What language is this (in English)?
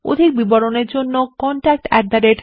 Bangla